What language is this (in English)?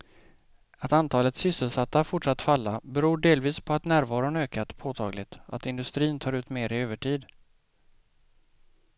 Swedish